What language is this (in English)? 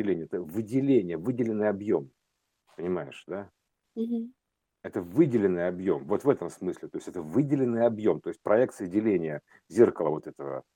Russian